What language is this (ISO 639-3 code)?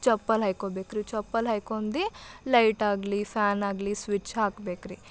kan